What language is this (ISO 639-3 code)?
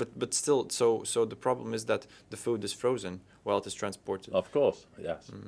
eng